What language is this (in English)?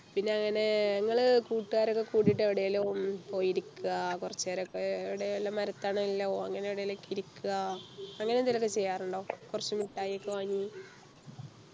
Malayalam